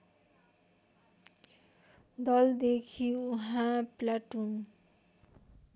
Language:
Nepali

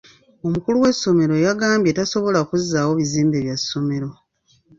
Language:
Ganda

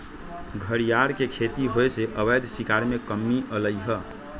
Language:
Magahi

